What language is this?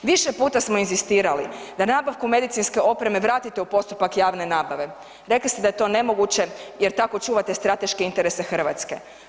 Croatian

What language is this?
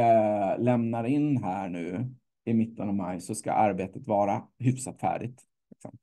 Swedish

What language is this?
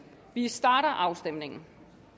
Danish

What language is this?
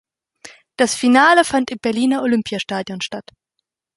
German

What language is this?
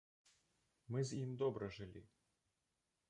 Belarusian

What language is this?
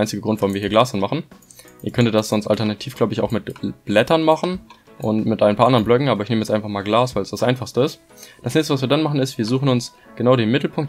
German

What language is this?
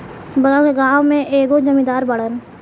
Bhojpuri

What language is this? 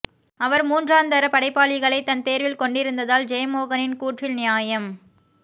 Tamil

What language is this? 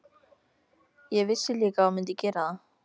Icelandic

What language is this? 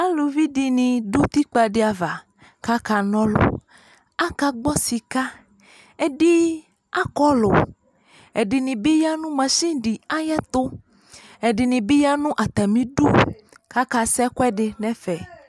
Ikposo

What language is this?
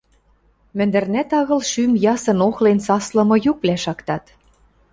Western Mari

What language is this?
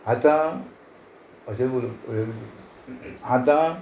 Konkani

